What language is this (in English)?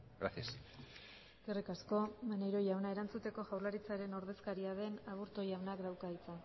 Basque